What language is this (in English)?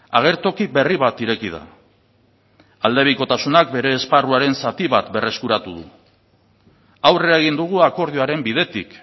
Basque